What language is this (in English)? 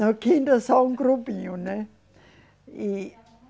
Portuguese